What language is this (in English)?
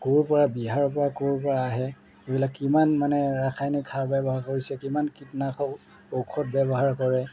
Assamese